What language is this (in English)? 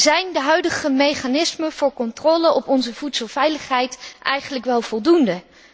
Dutch